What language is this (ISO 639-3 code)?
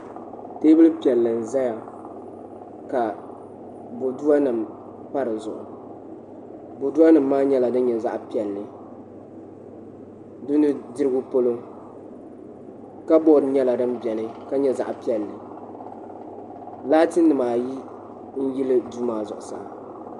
dag